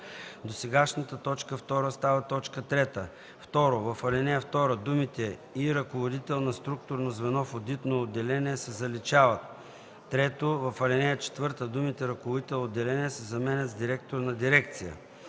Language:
Bulgarian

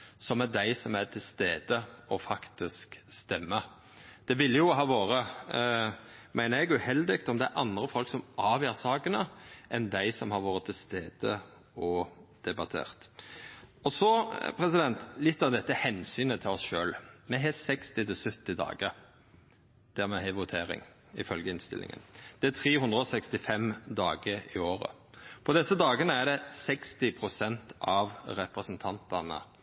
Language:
Norwegian Nynorsk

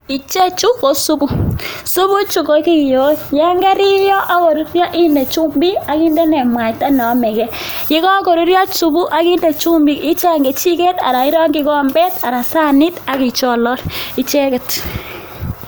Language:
Kalenjin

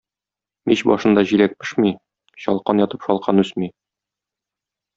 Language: Tatar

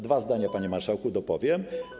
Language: Polish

